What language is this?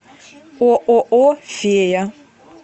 Russian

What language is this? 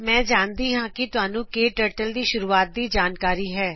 Punjabi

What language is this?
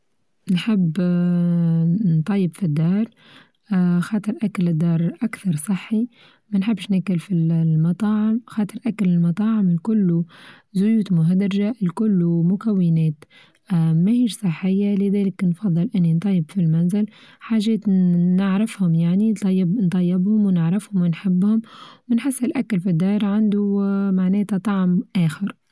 Tunisian Arabic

